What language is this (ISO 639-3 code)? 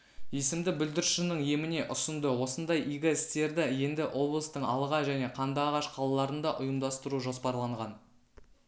kaz